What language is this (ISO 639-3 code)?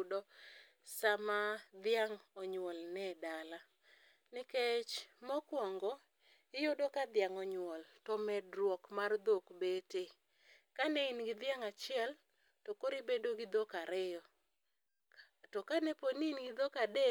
luo